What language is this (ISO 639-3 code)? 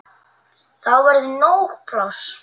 isl